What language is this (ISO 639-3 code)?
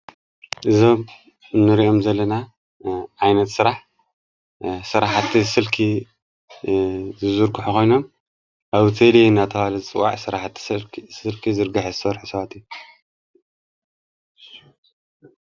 tir